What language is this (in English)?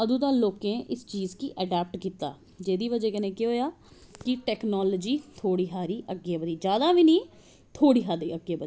Dogri